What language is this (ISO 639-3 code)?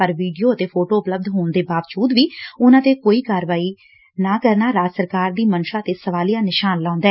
pan